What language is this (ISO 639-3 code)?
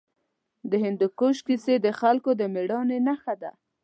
pus